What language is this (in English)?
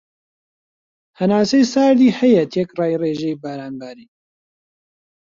Central Kurdish